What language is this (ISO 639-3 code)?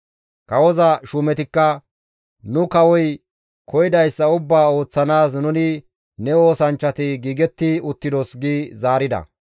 gmv